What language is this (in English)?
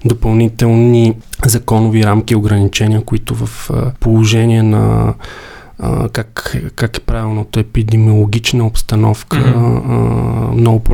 Bulgarian